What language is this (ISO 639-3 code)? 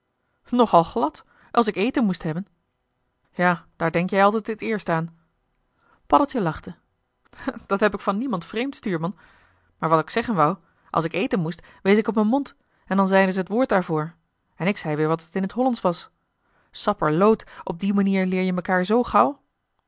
nld